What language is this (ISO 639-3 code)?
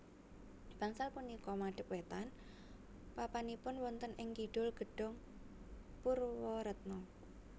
jav